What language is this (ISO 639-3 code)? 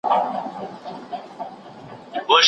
pus